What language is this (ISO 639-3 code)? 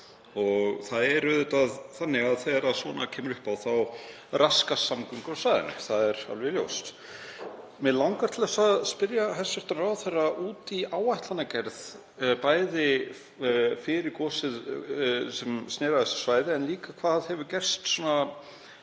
isl